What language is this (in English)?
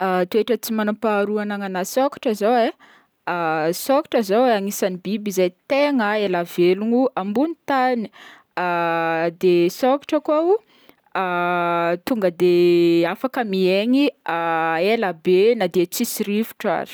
Northern Betsimisaraka Malagasy